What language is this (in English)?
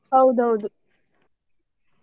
Kannada